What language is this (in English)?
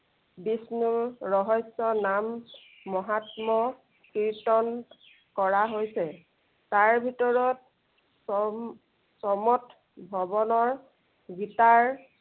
Assamese